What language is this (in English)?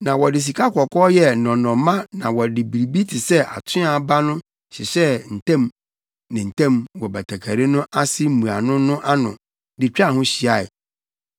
Akan